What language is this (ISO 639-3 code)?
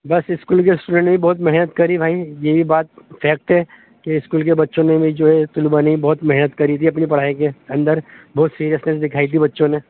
urd